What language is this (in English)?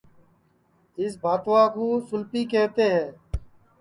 Sansi